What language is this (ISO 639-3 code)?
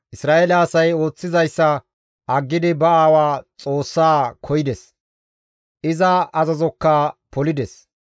gmv